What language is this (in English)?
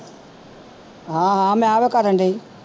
Punjabi